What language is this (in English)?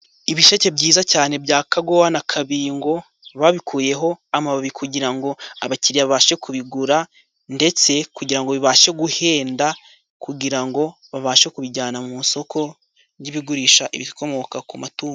Kinyarwanda